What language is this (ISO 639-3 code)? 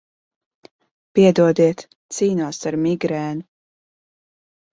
lav